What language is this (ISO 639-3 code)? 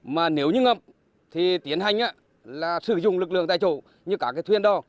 vie